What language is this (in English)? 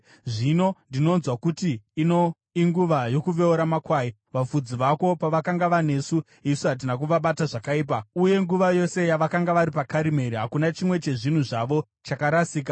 Shona